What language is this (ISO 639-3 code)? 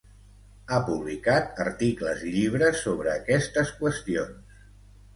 cat